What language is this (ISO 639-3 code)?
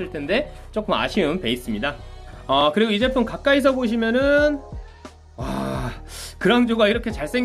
kor